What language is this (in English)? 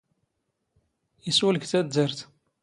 Standard Moroccan Tamazight